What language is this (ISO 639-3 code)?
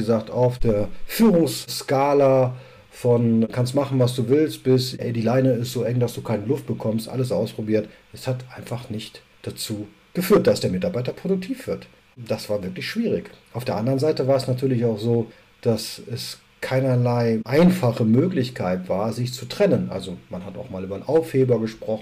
deu